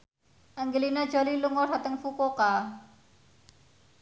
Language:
Javanese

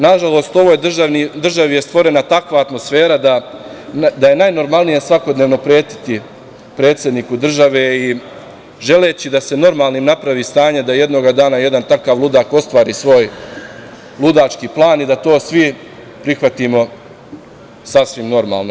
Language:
Serbian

